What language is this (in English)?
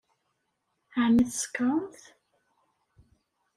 Kabyle